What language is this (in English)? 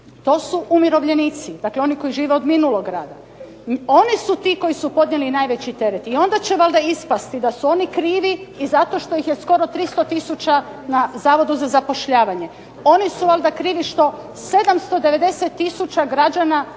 Croatian